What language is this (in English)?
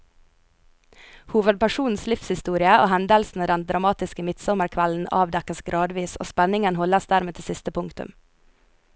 Norwegian